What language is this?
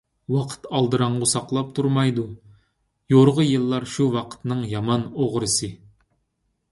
Uyghur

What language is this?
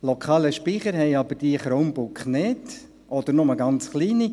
Swiss German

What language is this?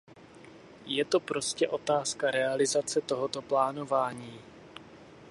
Czech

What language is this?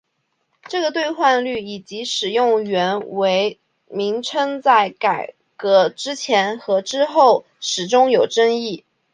Chinese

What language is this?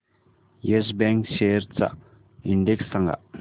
Marathi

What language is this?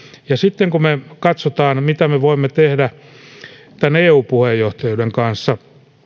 Finnish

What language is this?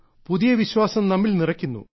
Malayalam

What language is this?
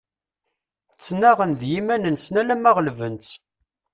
Kabyle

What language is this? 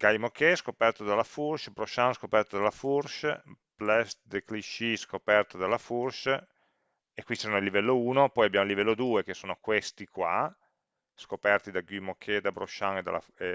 Italian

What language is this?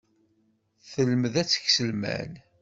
Kabyle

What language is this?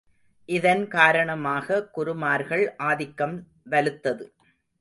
Tamil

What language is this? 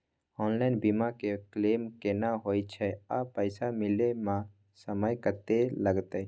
Maithili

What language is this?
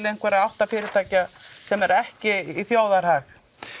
Icelandic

